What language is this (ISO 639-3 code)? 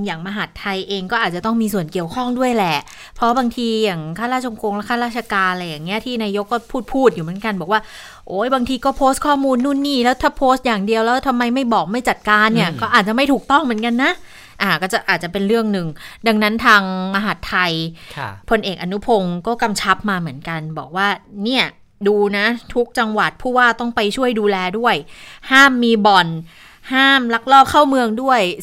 tha